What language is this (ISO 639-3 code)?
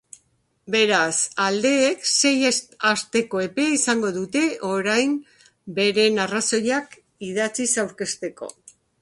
eus